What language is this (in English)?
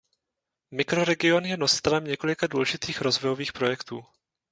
Czech